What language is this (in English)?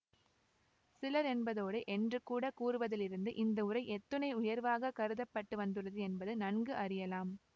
Tamil